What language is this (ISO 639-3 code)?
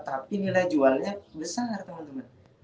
ind